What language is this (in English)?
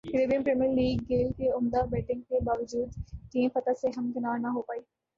Urdu